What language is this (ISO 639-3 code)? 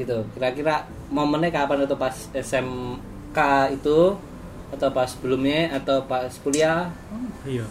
ind